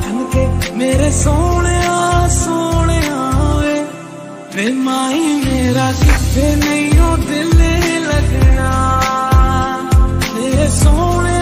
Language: Hindi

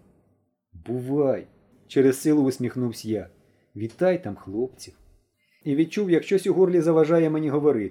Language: Ukrainian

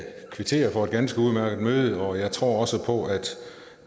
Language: Danish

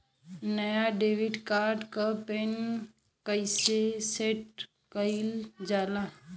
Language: Bhojpuri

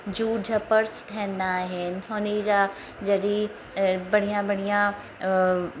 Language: Sindhi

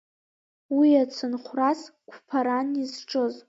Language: Abkhazian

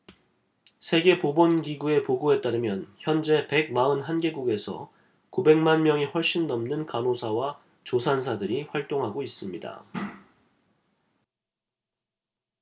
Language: Korean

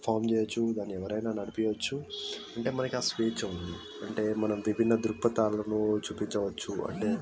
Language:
Telugu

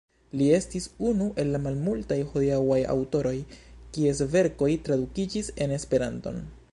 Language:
Esperanto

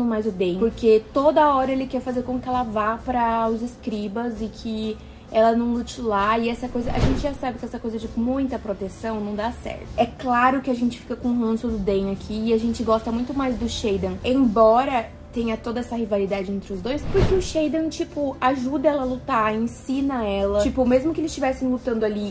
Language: Portuguese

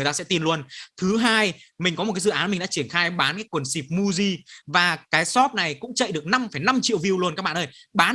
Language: Vietnamese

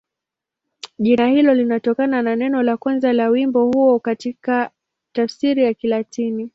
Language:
Swahili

